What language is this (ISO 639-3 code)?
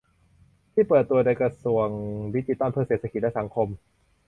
tha